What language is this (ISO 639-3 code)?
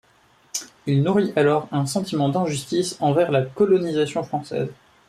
fra